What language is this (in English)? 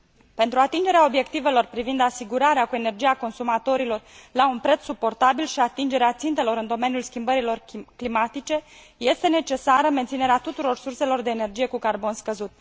Romanian